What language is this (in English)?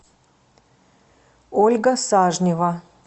Russian